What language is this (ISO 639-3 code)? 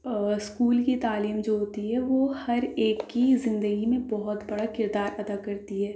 urd